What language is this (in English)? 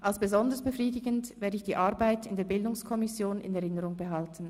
Swiss German